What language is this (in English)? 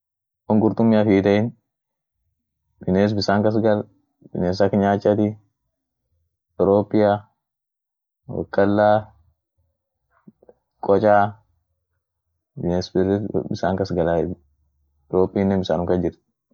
Orma